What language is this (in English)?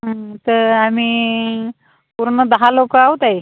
Marathi